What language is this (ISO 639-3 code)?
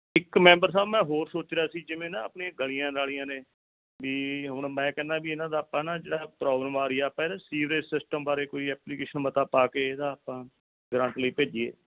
pan